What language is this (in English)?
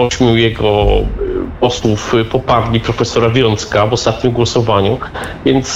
Polish